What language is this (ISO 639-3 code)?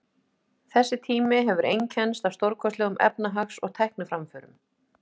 isl